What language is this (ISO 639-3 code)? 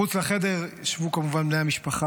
heb